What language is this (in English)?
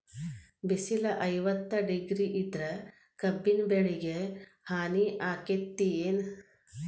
Kannada